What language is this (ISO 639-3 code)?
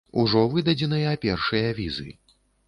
bel